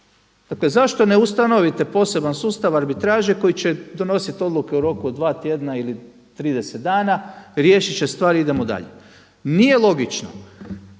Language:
Croatian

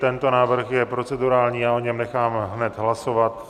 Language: Czech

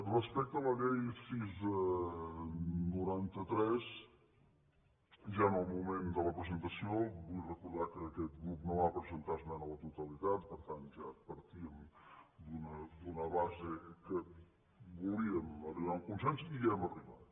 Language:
Catalan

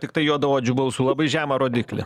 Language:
Lithuanian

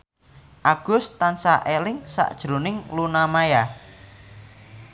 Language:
Javanese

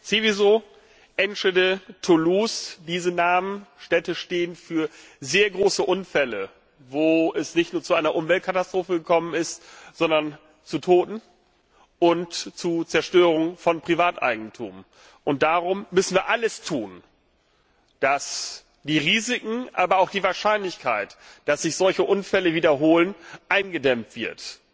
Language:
German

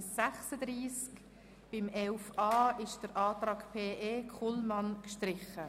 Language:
Swiss German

